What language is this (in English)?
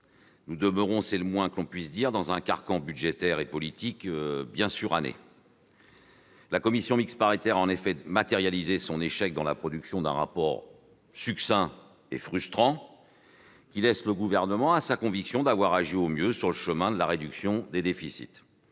French